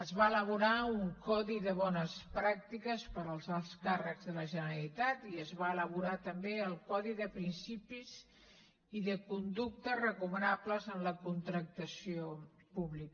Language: Catalan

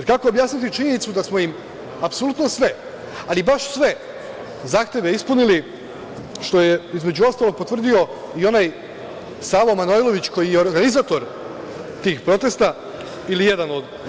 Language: Serbian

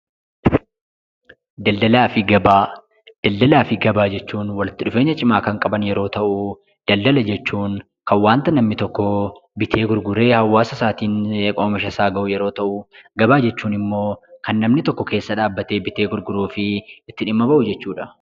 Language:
Oromo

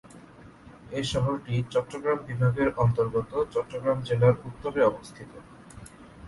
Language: Bangla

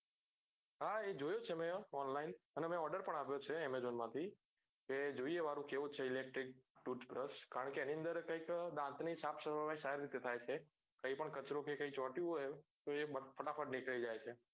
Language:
Gujarati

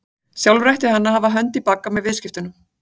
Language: Icelandic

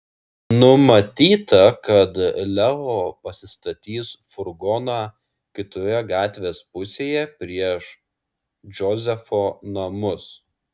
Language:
Lithuanian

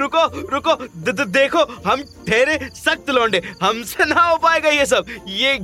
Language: Hindi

